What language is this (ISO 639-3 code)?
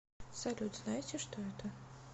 rus